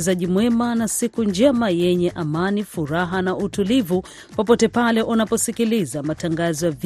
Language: Swahili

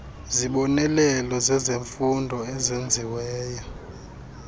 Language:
Xhosa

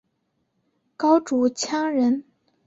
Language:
Chinese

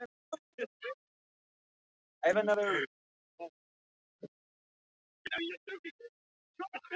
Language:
Icelandic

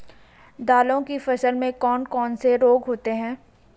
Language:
Hindi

